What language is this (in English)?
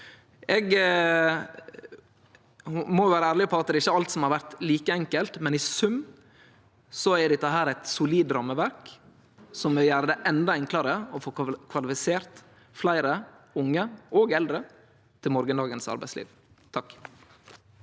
Norwegian